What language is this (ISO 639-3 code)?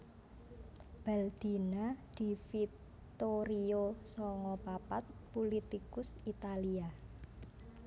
jav